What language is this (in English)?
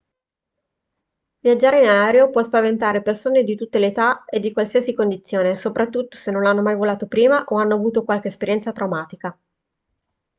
Italian